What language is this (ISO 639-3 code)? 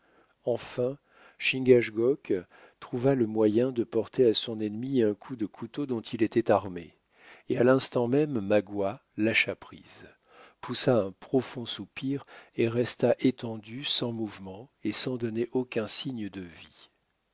fra